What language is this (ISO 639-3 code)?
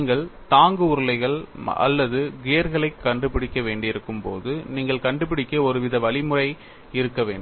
tam